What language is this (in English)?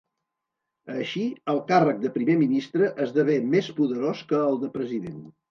Catalan